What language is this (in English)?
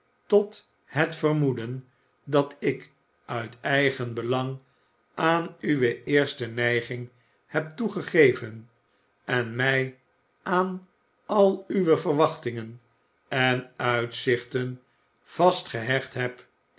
Dutch